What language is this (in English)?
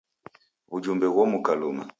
Taita